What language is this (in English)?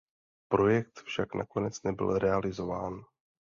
Czech